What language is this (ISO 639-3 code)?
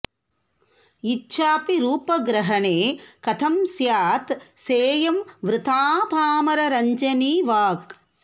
san